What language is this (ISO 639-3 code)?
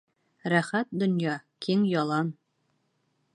bak